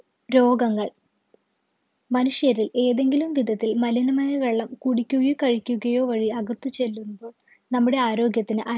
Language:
Malayalam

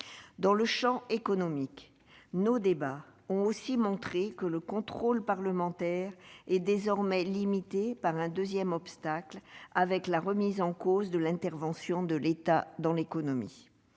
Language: French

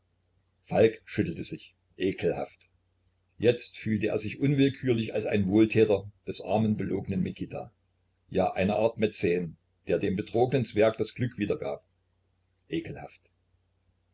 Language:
German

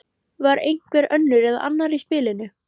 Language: Icelandic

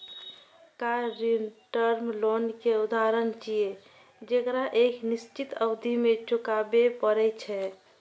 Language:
Maithili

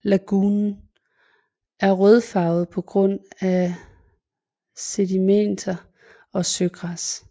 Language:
Danish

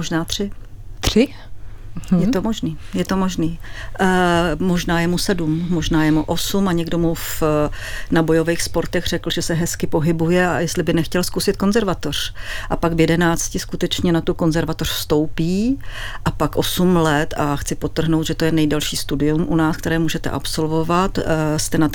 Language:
Czech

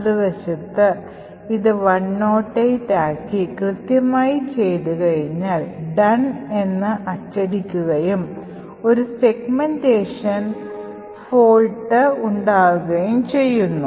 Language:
Malayalam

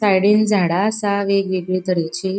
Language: Konkani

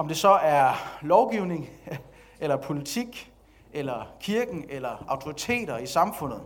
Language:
Danish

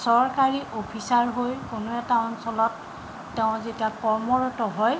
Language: Assamese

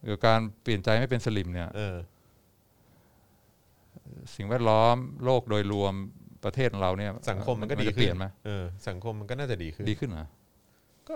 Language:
Thai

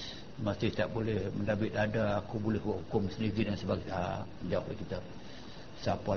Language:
Malay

